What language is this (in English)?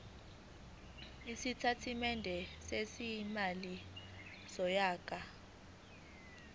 Zulu